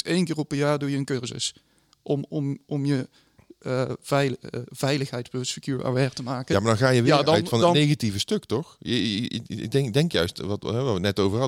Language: Dutch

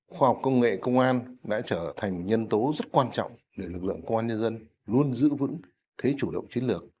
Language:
Vietnamese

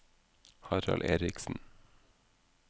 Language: Norwegian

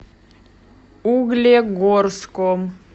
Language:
Russian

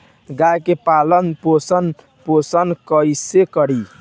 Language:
Bhojpuri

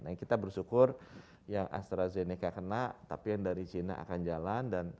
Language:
Indonesian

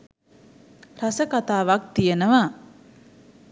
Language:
Sinhala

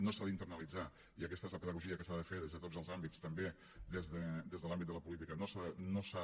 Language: Catalan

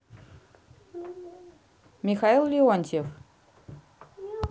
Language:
Russian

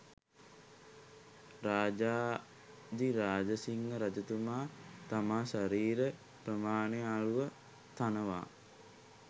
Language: Sinhala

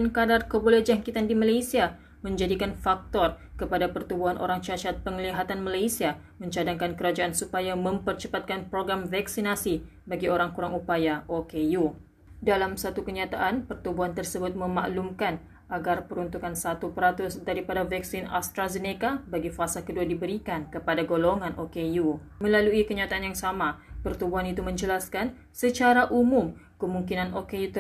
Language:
Malay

